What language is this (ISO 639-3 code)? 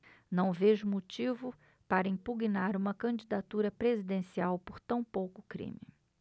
por